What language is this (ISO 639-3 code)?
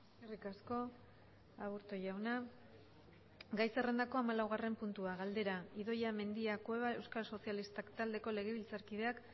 eus